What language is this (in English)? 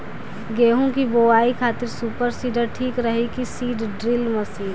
Bhojpuri